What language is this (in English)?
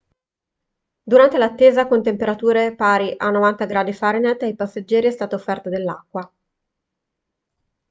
Italian